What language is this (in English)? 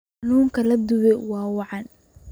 Somali